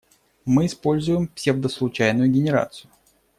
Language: Russian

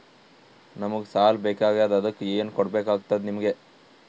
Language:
Kannada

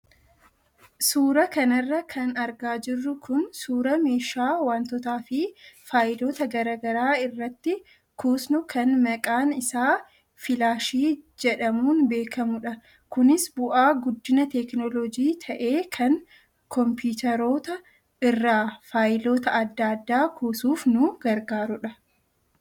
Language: Oromo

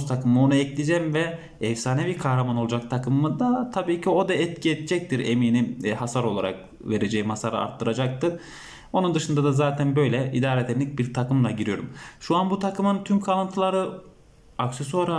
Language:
Turkish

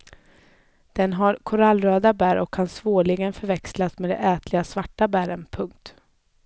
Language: Swedish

